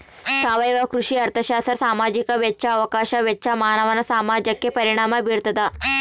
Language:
Kannada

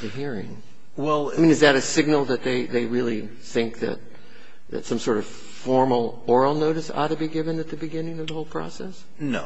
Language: English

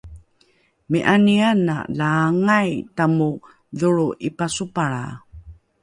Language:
Rukai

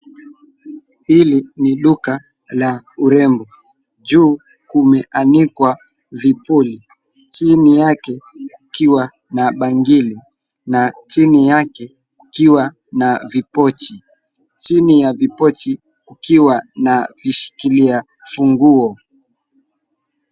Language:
Swahili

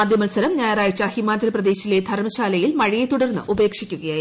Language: Malayalam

